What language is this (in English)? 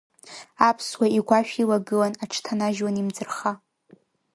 Abkhazian